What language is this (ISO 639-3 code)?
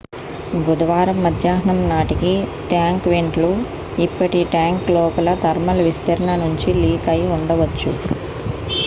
tel